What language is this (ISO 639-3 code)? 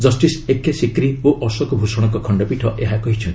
ori